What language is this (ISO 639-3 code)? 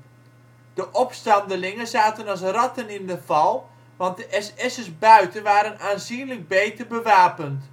nld